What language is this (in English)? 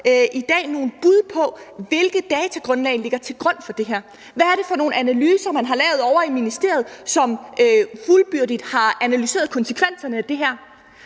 Danish